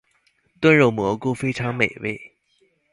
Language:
Chinese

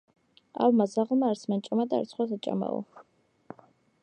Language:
Georgian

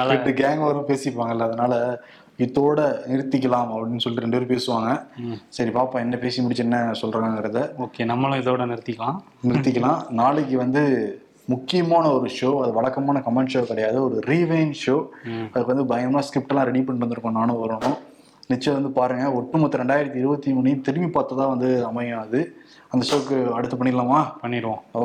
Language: Tamil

